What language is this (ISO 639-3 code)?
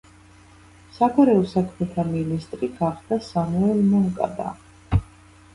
kat